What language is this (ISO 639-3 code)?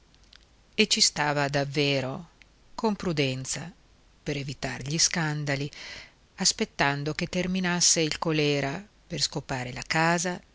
ita